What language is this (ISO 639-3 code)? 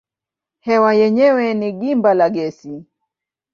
swa